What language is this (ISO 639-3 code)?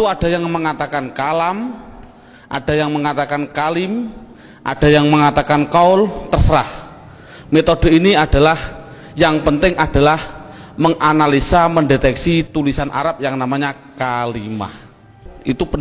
ind